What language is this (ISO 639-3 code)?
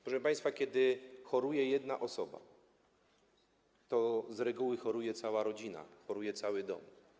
pol